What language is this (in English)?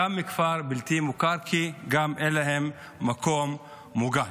Hebrew